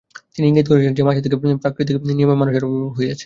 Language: Bangla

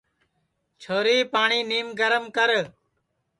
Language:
Sansi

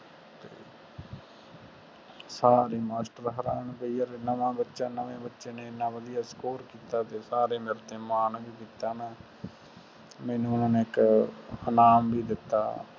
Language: Punjabi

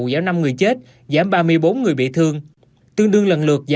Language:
Vietnamese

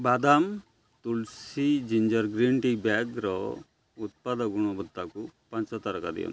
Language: Odia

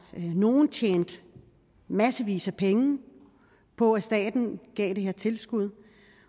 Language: Danish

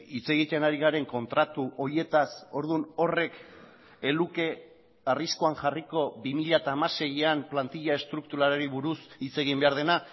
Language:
Basque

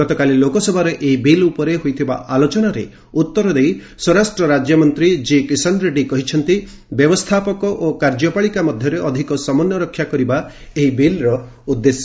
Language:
Odia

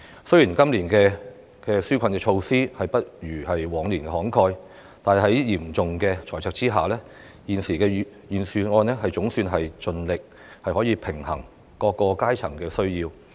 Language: Cantonese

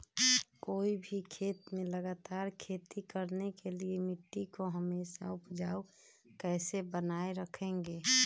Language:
Magahi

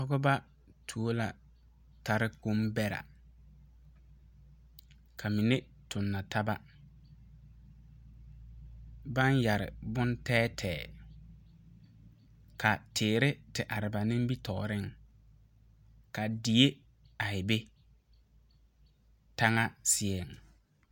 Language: Southern Dagaare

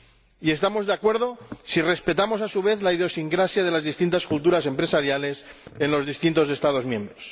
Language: Spanish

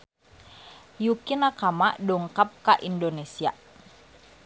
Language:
Sundanese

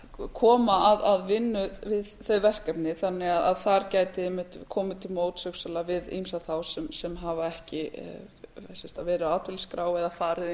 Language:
Icelandic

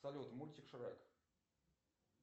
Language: Russian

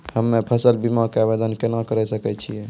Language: Maithili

